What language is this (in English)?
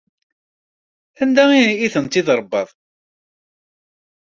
Kabyle